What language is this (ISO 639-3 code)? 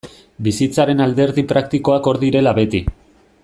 eus